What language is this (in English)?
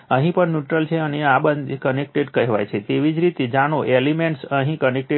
Gujarati